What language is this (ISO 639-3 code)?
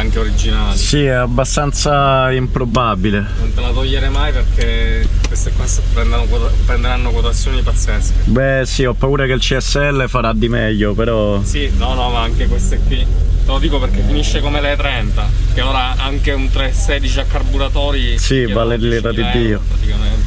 ita